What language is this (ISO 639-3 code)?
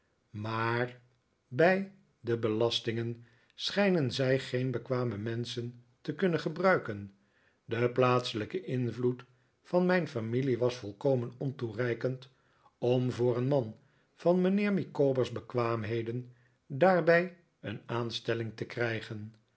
nld